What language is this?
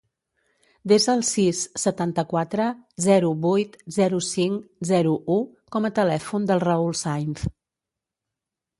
Catalan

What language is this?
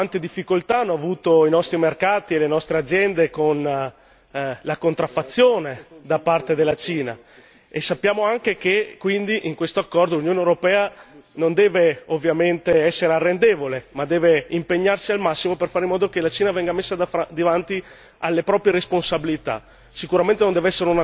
Italian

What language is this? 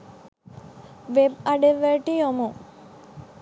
Sinhala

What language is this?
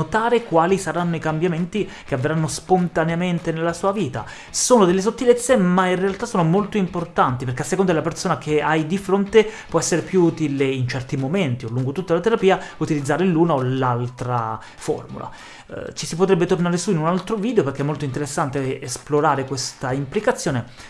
Italian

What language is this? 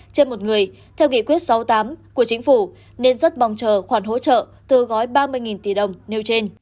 Vietnamese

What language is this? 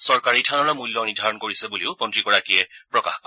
Assamese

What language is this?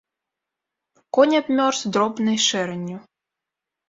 Belarusian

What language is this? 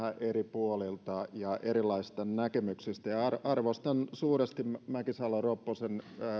Finnish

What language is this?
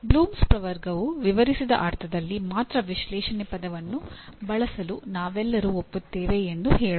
Kannada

